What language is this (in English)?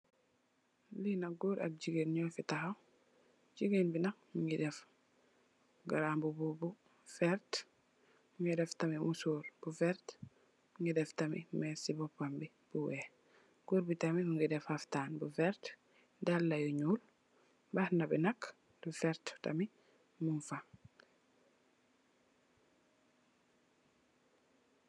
Wolof